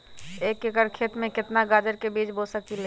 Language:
Magahi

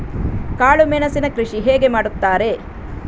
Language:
Kannada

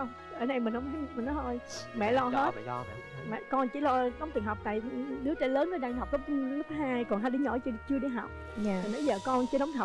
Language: Vietnamese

